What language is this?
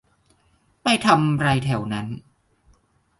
Thai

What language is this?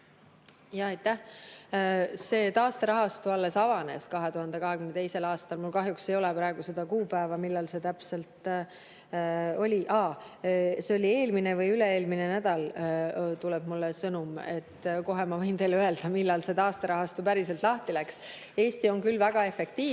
Estonian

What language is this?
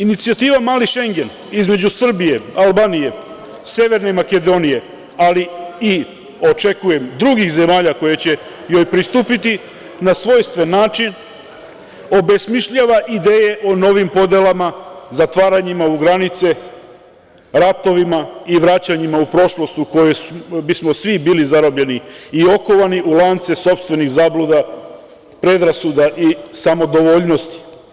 Serbian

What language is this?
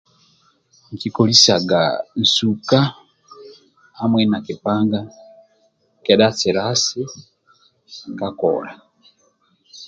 Amba (Uganda)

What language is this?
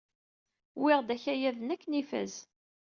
Kabyle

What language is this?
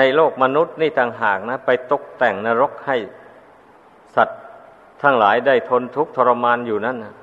Thai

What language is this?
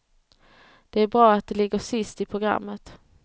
Swedish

